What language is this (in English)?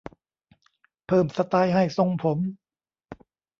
Thai